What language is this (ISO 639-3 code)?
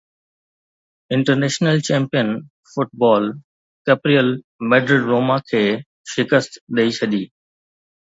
snd